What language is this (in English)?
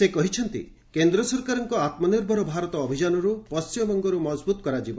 Odia